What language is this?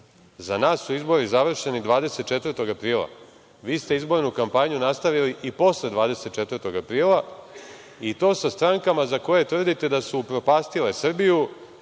Serbian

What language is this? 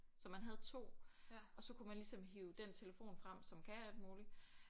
Danish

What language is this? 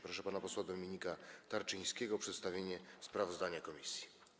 Polish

